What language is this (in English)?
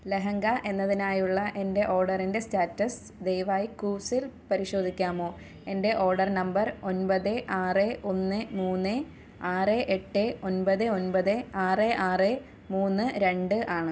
Malayalam